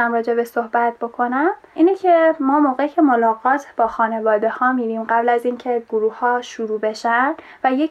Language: Persian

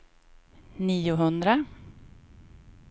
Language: Swedish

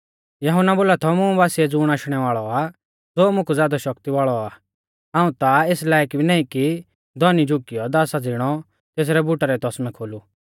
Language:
Mahasu Pahari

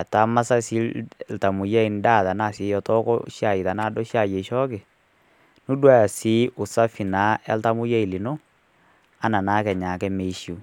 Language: Masai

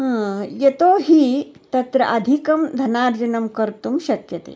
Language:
Sanskrit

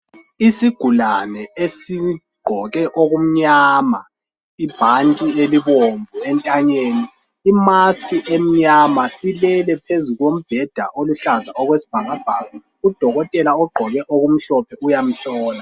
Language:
North Ndebele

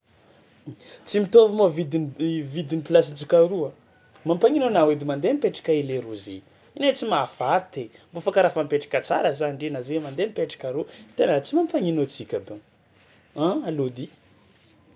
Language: Tsimihety Malagasy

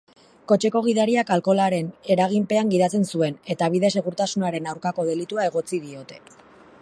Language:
Basque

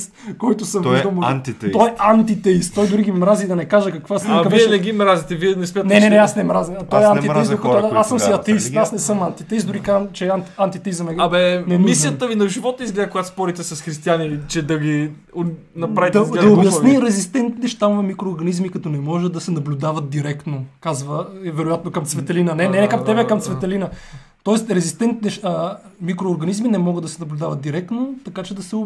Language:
Bulgarian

